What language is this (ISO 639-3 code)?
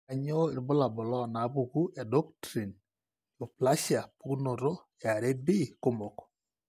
mas